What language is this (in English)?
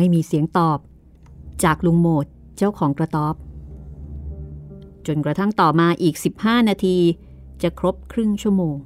Thai